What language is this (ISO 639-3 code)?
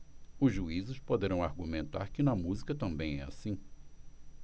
por